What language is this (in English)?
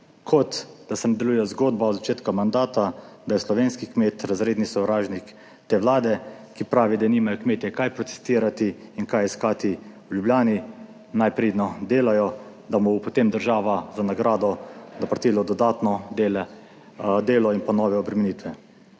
Slovenian